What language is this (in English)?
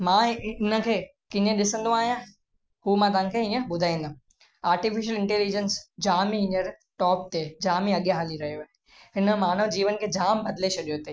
Sindhi